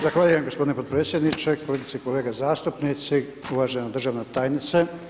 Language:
Croatian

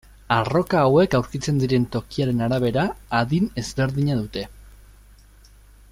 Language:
Basque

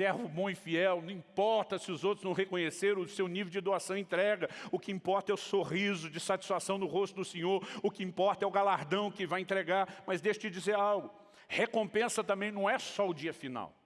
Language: Portuguese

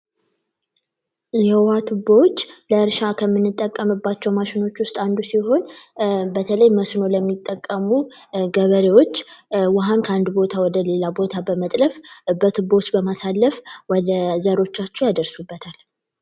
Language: Amharic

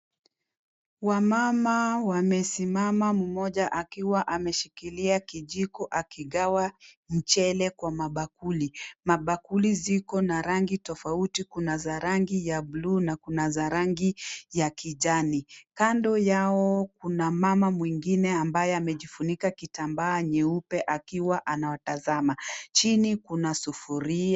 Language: Swahili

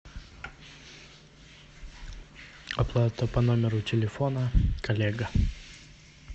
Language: Russian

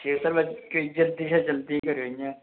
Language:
Dogri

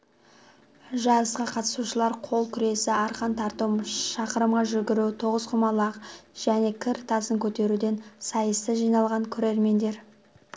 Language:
Kazakh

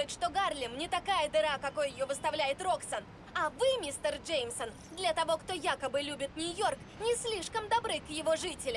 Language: Russian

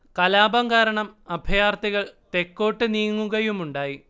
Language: Malayalam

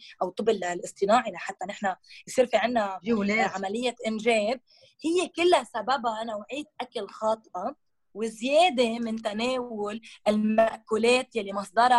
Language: Arabic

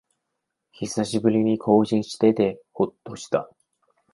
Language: Japanese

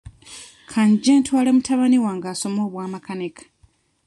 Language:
Ganda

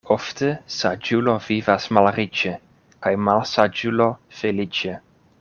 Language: Esperanto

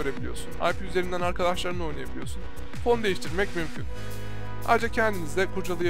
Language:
Turkish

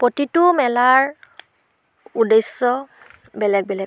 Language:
Assamese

